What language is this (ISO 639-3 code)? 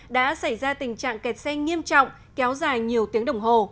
vie